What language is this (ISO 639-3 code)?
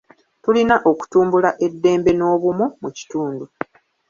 lug